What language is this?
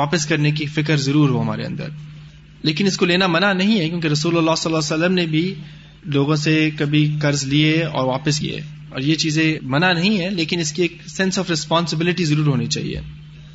Urdu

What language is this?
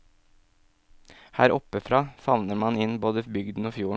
Norwegian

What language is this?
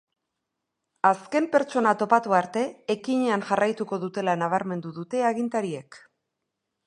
Basque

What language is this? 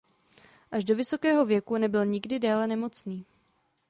Czech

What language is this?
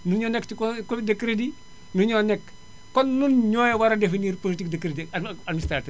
Wolof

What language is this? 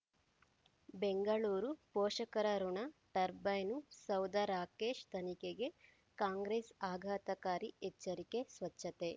Kannada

